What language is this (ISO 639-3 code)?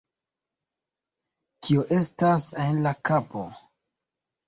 epo